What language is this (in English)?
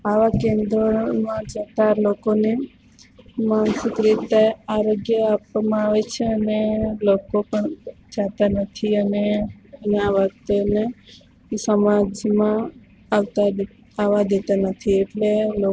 Gujarati